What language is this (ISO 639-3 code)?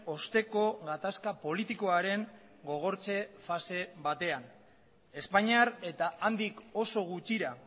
eus